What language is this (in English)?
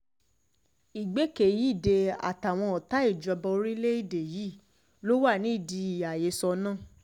Yoruba